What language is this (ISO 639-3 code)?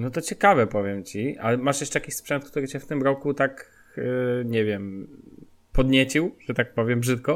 pol